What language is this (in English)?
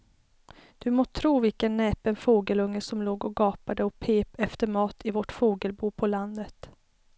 Swedish